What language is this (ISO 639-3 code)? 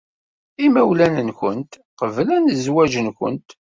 kab